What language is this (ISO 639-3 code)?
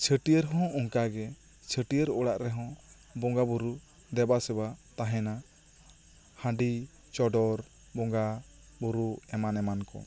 sat